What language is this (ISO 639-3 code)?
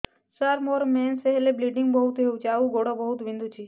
ori